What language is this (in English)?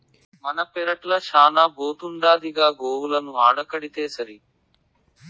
Telugu